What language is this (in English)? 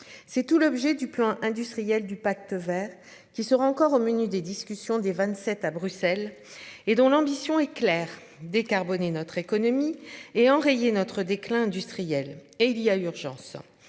French